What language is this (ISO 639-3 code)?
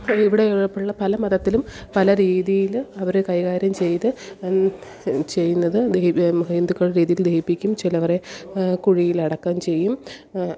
mal